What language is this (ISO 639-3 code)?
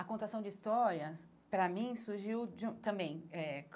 por